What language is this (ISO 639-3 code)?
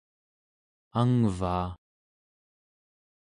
esu